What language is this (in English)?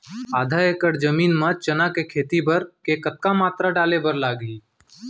Chhattisgarhi